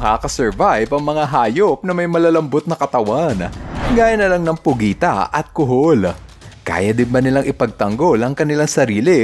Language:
Filipino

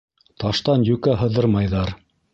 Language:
Bashkir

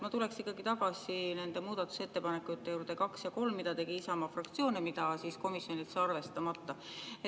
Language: Estonian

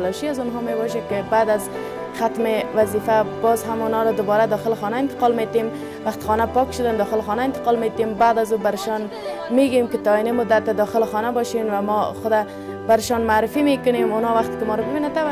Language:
Persian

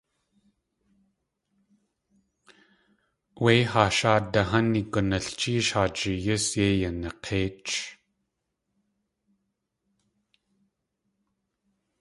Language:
Tlingit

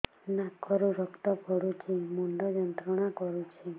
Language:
Odia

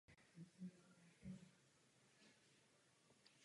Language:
Czech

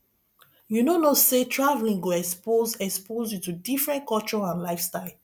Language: Nigerian Pidgin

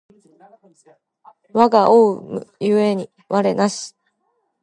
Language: Japanese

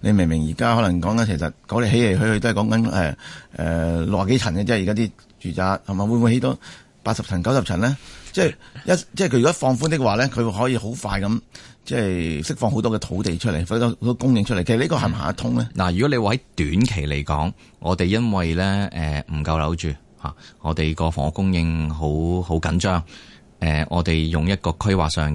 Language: Chinese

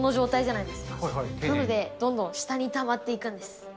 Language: Japanese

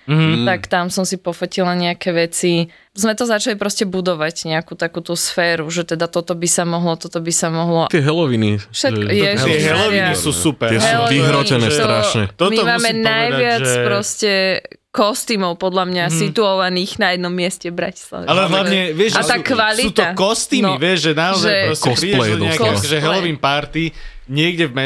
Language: Slovak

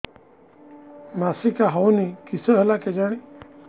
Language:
Odia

